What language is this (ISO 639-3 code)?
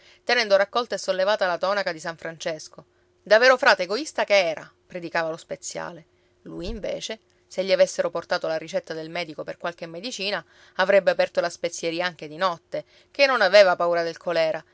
ita